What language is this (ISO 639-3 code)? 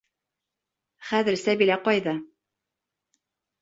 bak